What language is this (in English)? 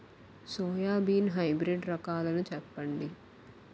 Telugu